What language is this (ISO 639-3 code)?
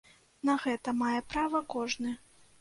bel